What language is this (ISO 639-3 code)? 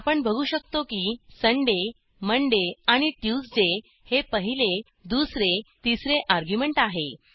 mar